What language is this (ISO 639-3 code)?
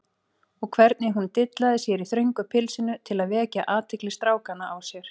isl